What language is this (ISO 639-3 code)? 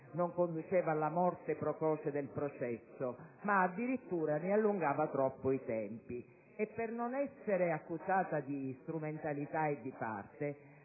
ita